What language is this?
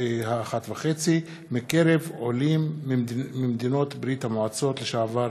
Hebrew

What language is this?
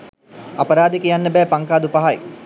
Sinhala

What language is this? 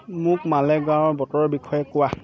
Assamese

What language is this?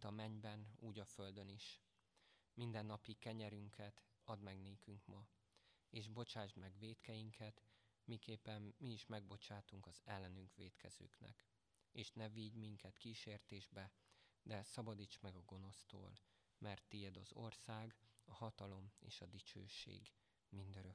Hungarian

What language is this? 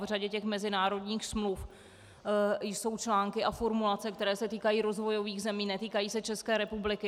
Czech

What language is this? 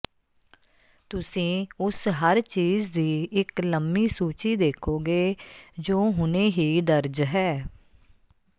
Punjabi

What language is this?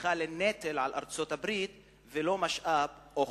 Hebrew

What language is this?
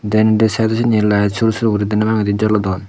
Chakma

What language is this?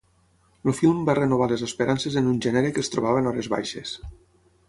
Catalan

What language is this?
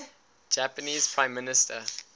English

